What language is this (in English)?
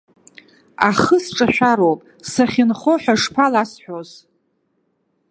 Abkhazian